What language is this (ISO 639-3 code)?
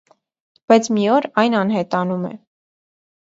hye